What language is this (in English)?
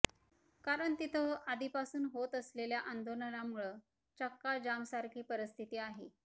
Marathi